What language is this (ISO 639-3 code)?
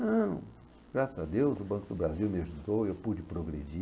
por